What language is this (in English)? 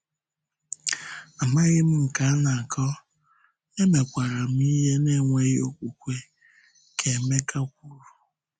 Igbo